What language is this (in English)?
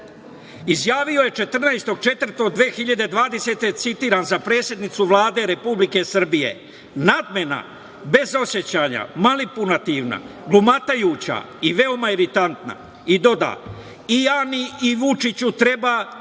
Serbian